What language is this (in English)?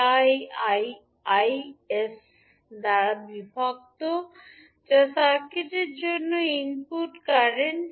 Bangla